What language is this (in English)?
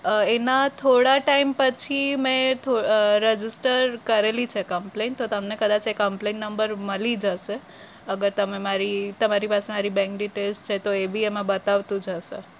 Gujarati